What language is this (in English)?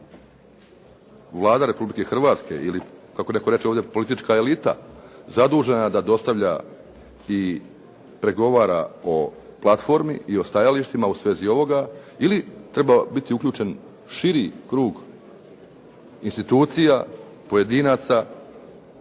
Croatian